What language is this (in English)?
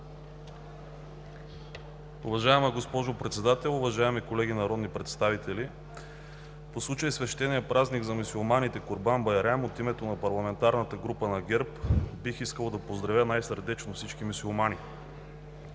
Bulgarian